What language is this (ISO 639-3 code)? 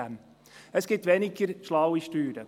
gsw